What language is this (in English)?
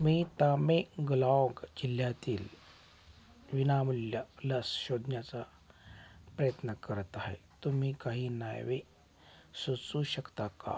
Marathi